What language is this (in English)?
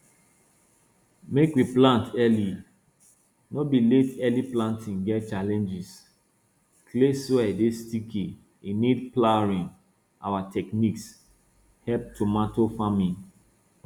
Nigerian Pidgin